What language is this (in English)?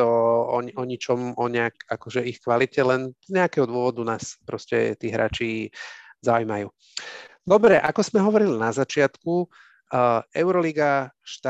Slovak